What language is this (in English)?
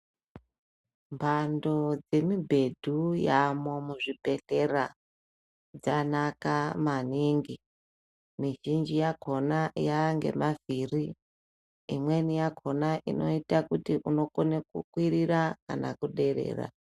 Ndau